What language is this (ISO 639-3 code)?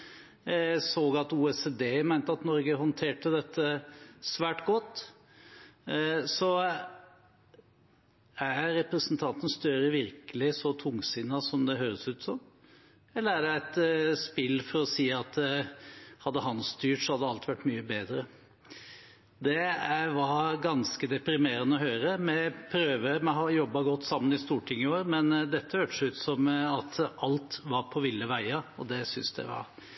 nob